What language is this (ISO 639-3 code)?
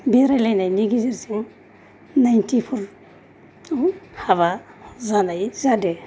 brx